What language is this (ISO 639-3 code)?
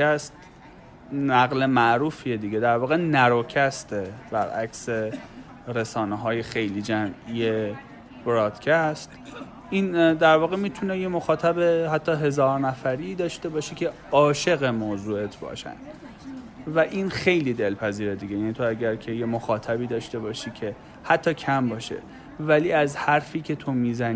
fas